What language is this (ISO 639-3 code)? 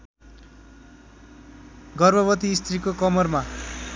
nep